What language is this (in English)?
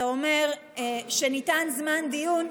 Hebrew